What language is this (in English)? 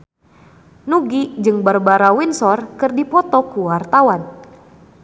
Sundanese